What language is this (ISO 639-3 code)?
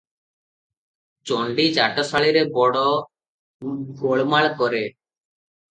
ori